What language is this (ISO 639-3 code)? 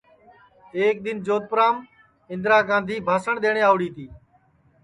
ssi